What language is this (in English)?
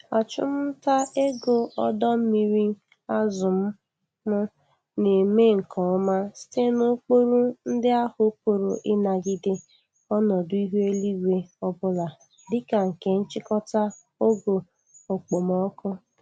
Igbo